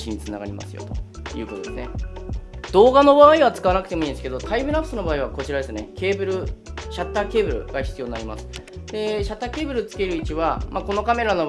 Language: Japanese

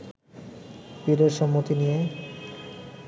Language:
Bangla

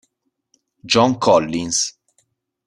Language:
Italian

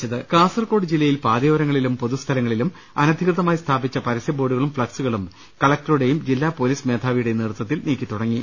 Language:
Malayalam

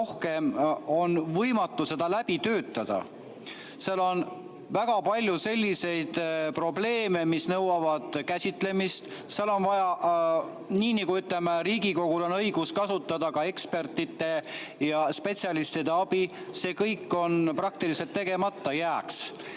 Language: Estonian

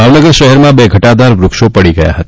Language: Gujarati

